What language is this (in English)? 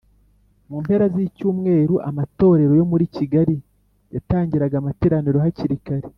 Kinyarwanda